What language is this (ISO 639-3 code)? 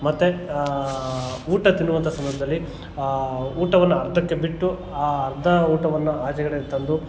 kan